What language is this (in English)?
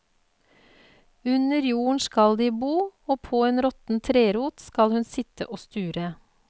Norwegian